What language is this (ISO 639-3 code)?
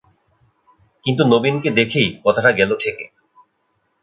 ben